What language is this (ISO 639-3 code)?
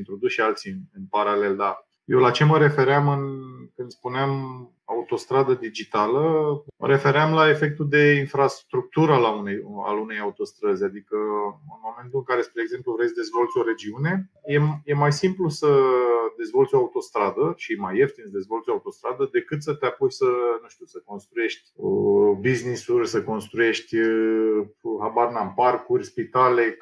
ron